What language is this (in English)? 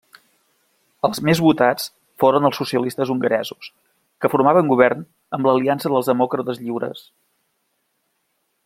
Catalan